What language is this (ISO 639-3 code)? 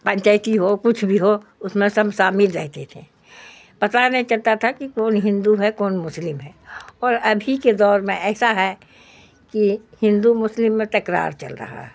urd